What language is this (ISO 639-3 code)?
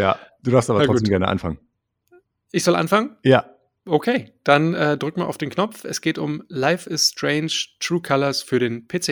deu